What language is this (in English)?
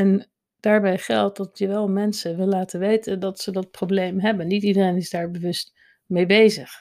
Dutch